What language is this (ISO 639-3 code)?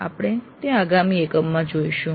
guj